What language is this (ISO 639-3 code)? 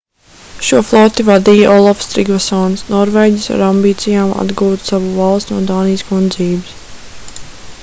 lav